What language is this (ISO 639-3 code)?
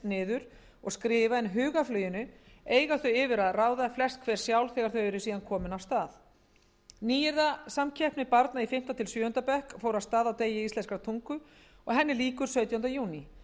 isl